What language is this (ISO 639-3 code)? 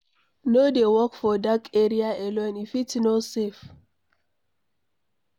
pcm